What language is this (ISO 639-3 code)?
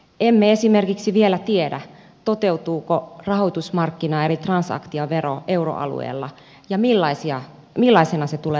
fin